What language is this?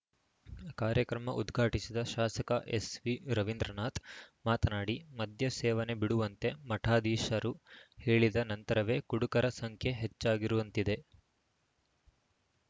Kannada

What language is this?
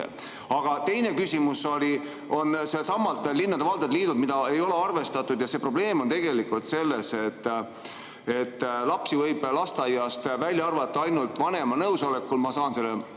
Estonian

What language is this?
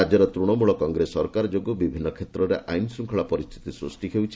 Odia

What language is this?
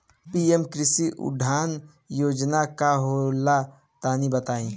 Bhojpuri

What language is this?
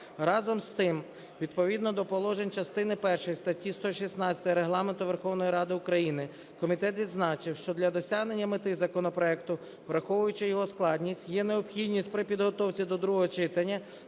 Ukrainian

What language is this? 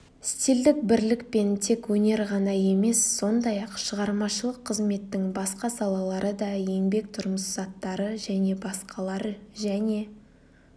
Kazakh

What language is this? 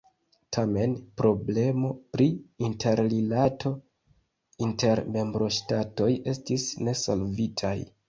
Esperanto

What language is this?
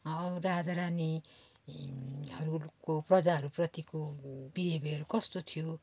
Nepali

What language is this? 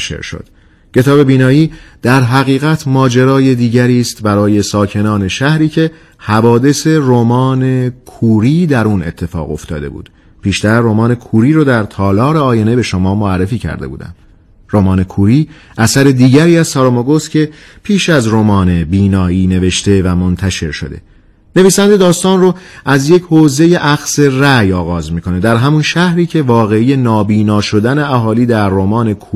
Persian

